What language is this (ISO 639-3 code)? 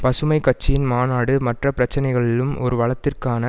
tam